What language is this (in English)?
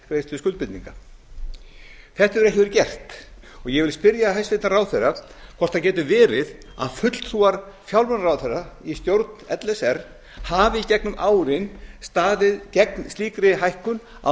Icelandic